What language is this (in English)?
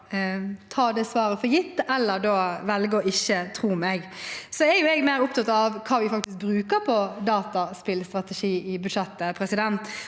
Norwegian